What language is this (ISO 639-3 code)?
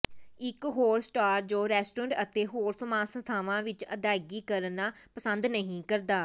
pan